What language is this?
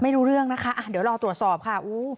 Thai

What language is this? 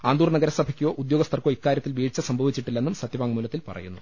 Malayalam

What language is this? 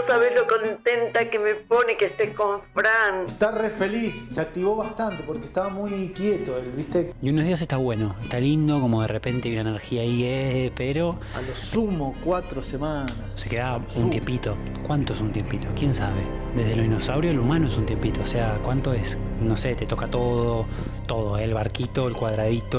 Spanish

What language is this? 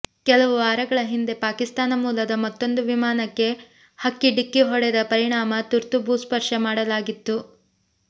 Kannada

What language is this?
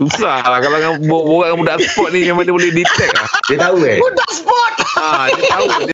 Malay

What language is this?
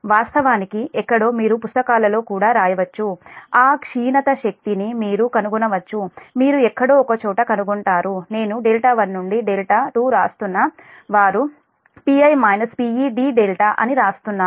Telugu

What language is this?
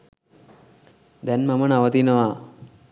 Sinhala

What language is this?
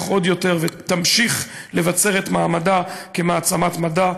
Hebrew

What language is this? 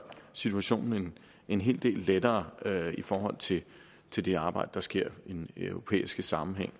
Danish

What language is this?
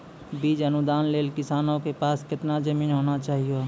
Maithili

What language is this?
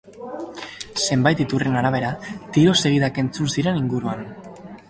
Basque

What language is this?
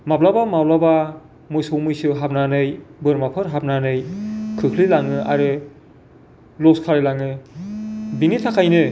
Bodo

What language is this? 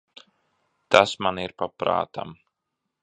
Latvian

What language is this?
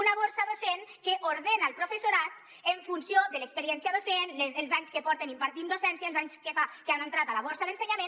Catalan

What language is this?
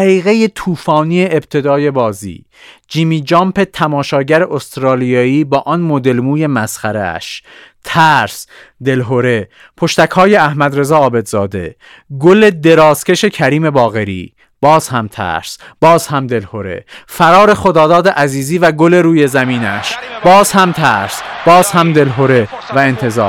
Persian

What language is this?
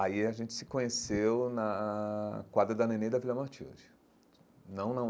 Portuguese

